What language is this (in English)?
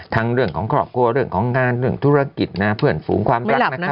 Thai